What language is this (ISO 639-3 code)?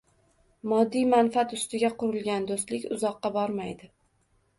uzb